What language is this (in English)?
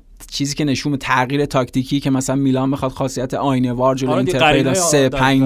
Persian